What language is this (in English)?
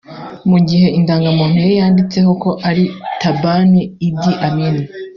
Kinyarwanda